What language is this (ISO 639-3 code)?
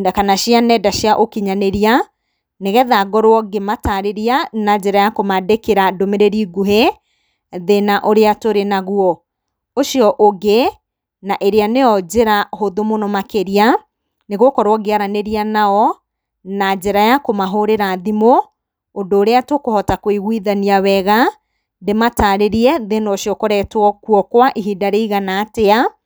kik